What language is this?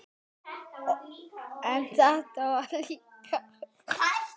Icelandic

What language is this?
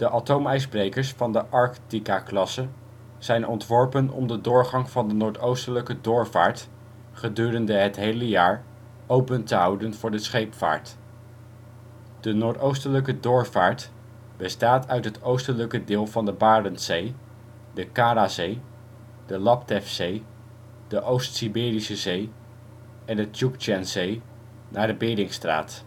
Dutch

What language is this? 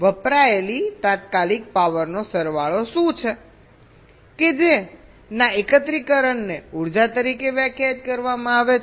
Gujarati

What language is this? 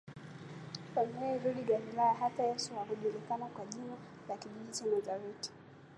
Swahili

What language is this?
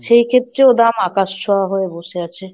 Bangla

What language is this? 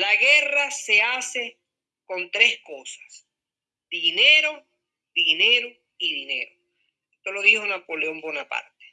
Spanish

